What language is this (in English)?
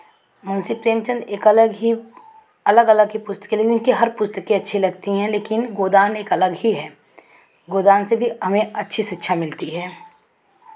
Hindi